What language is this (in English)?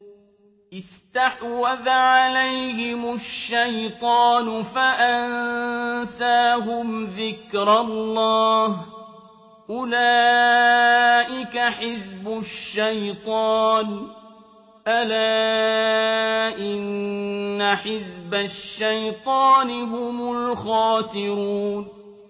Arabic